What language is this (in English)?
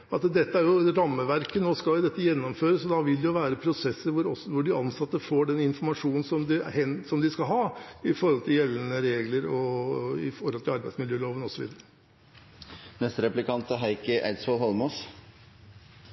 Norwegian Bokmål